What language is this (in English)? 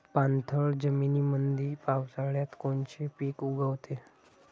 Marathi